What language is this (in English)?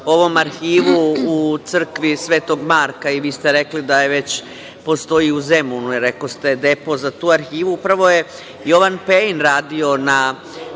Serbian